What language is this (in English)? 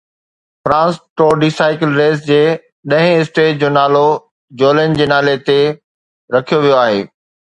Sindhi